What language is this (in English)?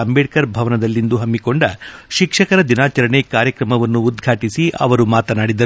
Kannada